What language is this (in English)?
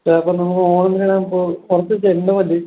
Malayalam